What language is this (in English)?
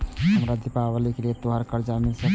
Maithili